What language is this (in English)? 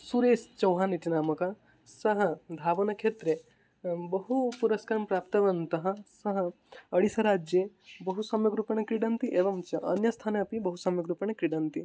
Sanskrit